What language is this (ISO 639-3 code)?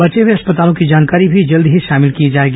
hin